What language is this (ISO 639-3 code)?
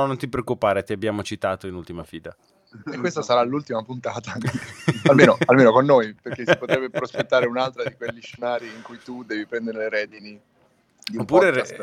ita